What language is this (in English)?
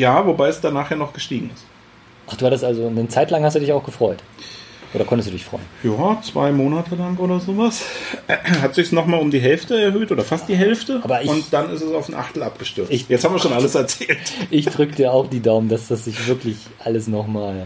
German